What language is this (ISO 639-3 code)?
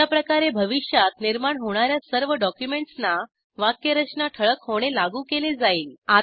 mar